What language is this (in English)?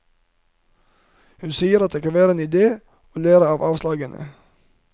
Norwegian